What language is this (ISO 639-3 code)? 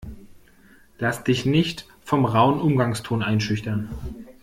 deu